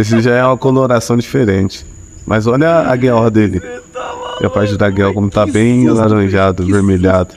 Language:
Portuguese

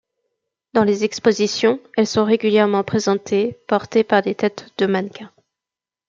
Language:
French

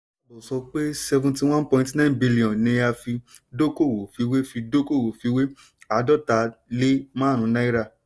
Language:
Yoruba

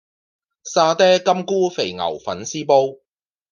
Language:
Cantonese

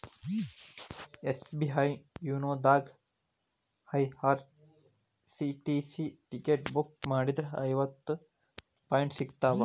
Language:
Kannada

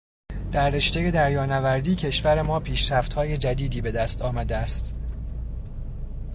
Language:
Persian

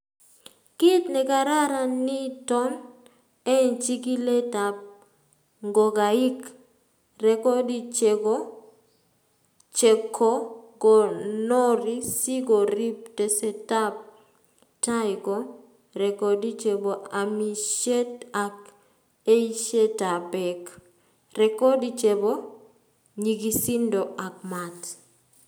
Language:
Kalenjin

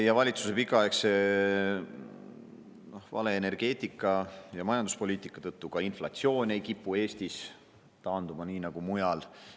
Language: Estonian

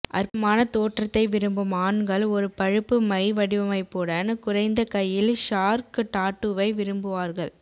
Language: Tamil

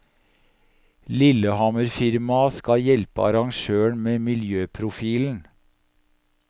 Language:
Norwegian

